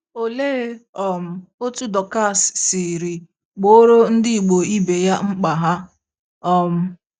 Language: Igbo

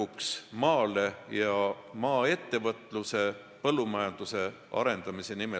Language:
Estonian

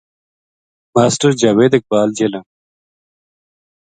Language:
Gujari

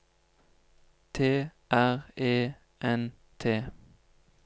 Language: Norwegian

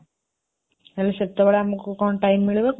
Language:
Odia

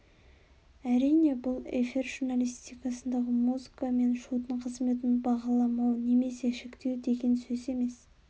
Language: Kazakh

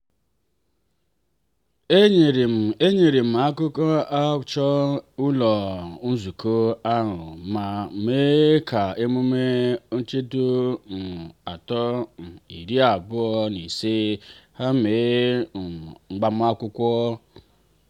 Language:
Igbo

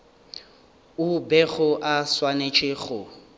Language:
Northern Sotho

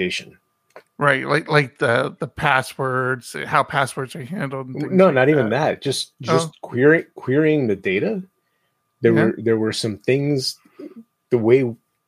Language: English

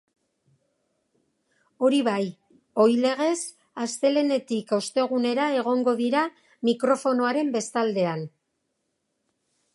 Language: Basque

